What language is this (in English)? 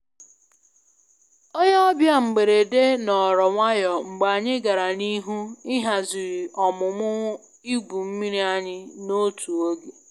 Igbo